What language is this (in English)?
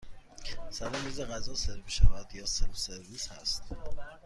Persian